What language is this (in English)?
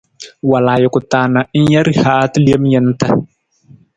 Nawdm